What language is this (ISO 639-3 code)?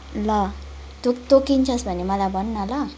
nep